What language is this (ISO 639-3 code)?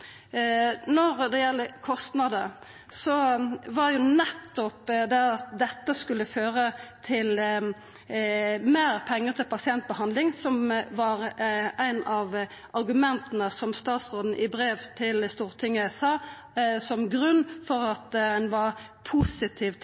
nno